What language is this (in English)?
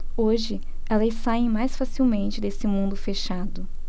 Portuguese